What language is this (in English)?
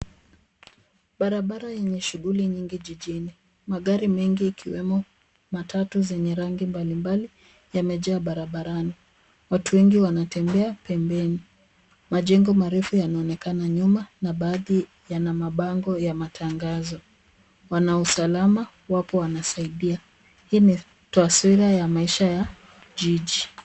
Swahili